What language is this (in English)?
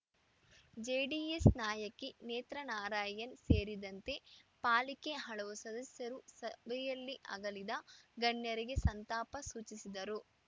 Kannada